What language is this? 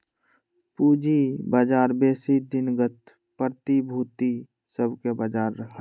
Magahi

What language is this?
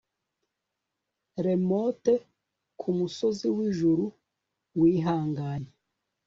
Kinyarwanda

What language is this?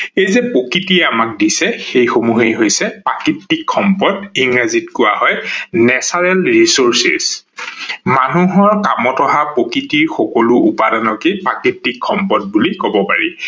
Assamese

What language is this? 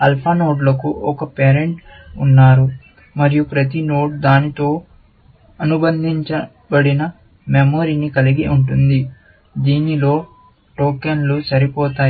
Telugu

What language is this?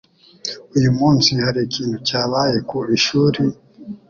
Kinyarwanda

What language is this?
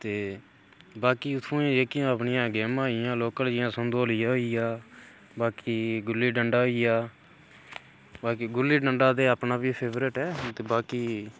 Dogri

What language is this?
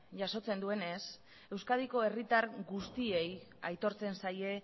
Basque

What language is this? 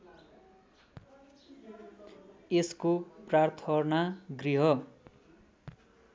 Nepali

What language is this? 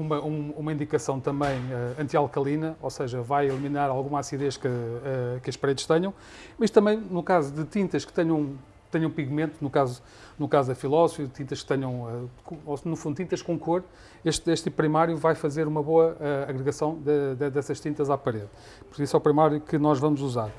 Portuguese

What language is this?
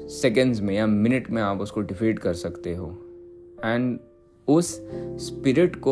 Hindi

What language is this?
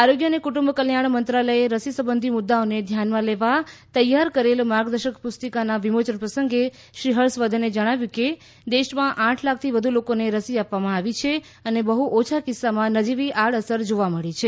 Gujarati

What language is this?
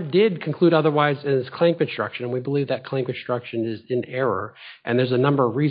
English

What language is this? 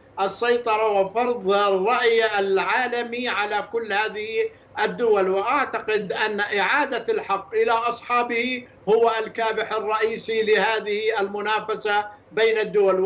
Arabic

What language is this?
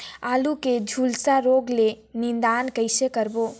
Chhattisgarhi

